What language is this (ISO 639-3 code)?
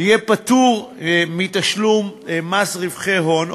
heb